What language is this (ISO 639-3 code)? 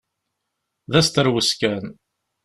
kab